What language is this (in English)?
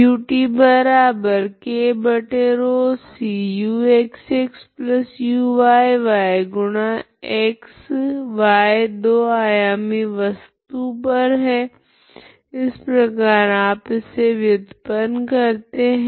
Hindi